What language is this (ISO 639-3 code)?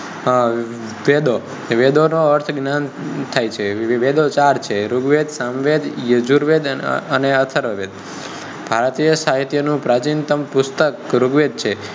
guj